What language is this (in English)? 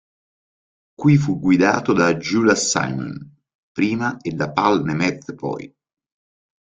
Italian